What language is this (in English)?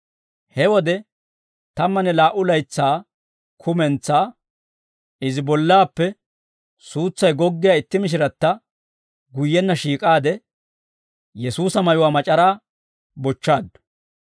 Dawro